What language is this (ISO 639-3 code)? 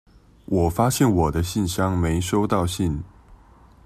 zho